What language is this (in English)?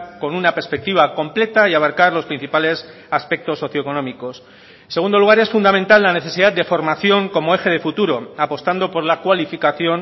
Spanish